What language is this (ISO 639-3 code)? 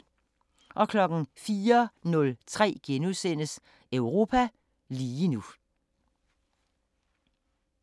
dan